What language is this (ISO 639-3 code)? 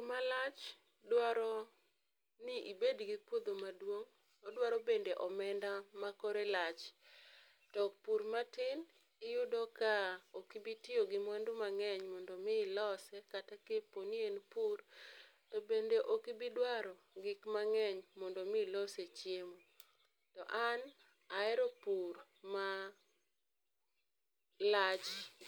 luo